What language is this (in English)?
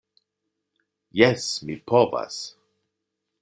Esperanto